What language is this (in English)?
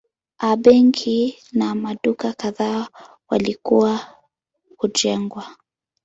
Swahili